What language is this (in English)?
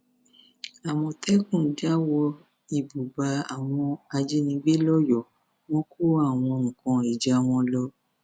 Yoruba